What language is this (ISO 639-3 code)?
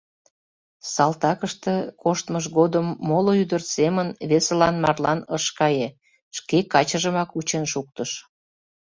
chm